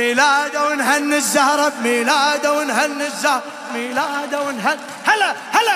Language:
Arabic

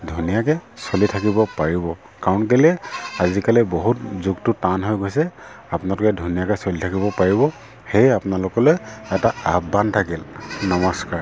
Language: Assamese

